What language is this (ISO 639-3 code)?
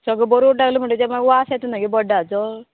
kok